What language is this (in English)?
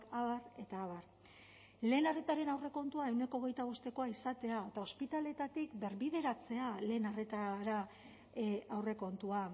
Basque